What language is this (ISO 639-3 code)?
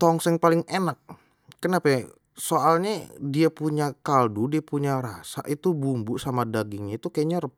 bew